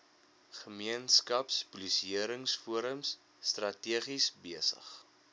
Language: Afrikaans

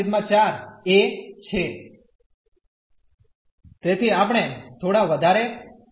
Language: Gujarati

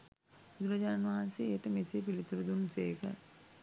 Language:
Sinhala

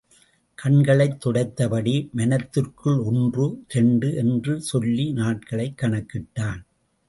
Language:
Tamil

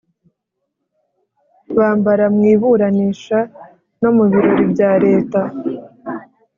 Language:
Kinyarwanda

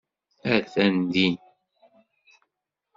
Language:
Kabyle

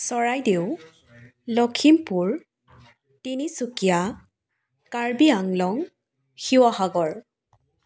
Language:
Assamese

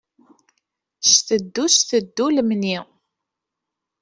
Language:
Kabyle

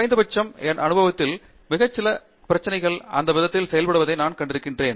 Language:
Tamil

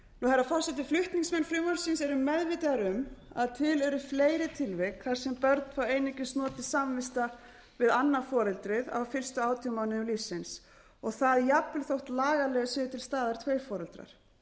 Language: Icelandic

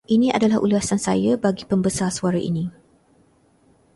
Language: Malay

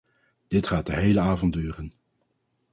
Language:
Dutch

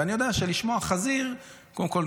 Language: Hebrew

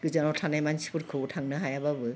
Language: Bodo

